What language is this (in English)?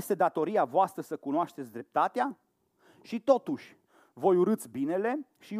Romanian